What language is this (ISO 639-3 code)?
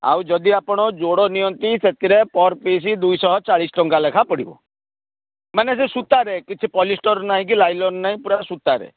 ori